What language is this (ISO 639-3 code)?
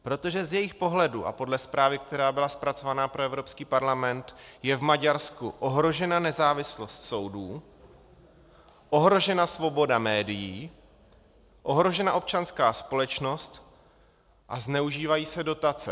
ces